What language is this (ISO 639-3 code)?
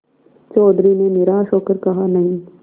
hin